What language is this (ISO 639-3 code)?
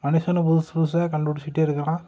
tam